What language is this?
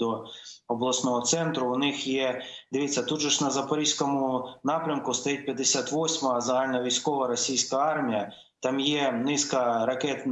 Ukrainian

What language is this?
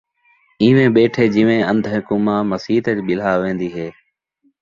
Saraiki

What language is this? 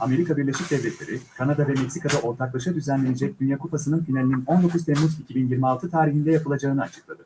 Turkish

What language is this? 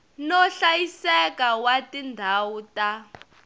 Tsonga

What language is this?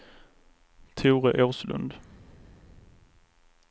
Swedish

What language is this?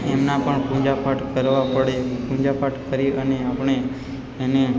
Gujarati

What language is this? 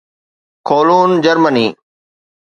Sindhi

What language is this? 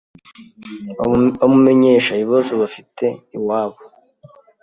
Kinyarwanda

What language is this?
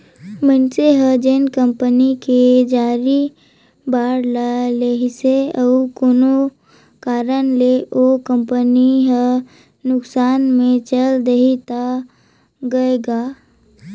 Chhattisgarhi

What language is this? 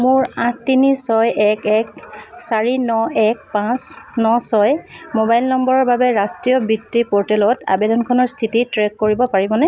Assamese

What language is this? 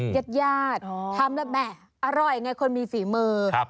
Thai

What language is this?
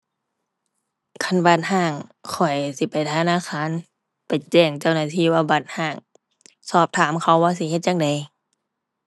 Thai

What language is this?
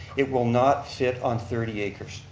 English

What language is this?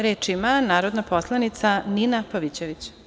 Serbian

